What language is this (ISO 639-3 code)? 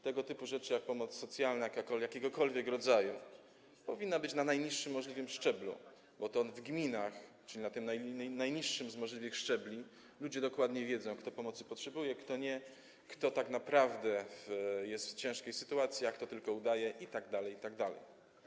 pol